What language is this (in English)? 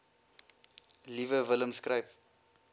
Afrikaans